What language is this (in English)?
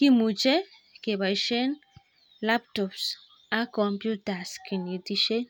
Kalenjin